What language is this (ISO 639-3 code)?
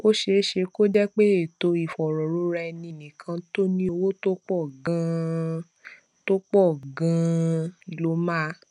yor